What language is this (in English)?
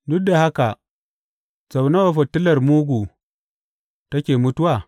Hausa